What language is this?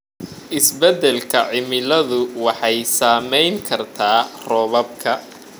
Somali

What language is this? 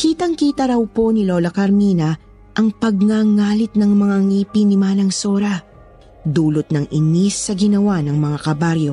Filipino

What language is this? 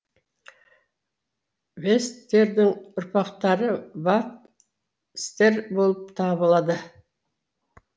Kazakh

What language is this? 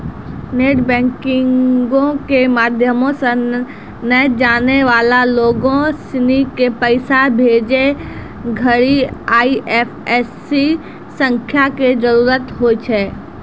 Maithili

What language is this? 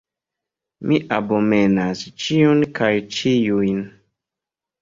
Esperanto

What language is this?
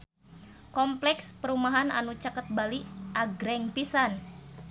Sundanese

